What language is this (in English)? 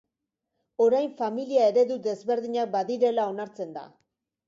Basque